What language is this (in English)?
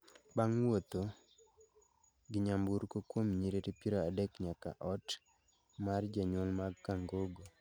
Luo (Kenya and Tanzania)